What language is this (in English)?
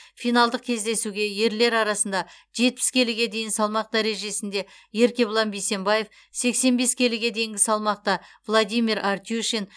Kazakh